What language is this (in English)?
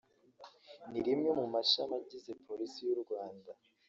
Kinyarwanda